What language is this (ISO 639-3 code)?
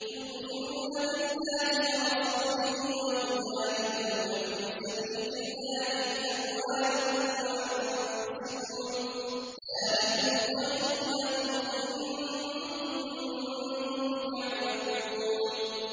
ara